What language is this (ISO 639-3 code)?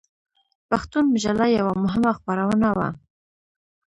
pus